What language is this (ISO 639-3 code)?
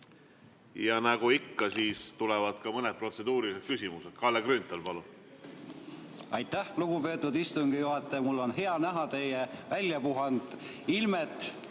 est